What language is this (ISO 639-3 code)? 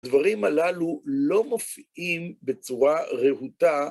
heb